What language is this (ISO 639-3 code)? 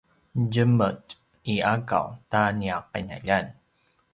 pwn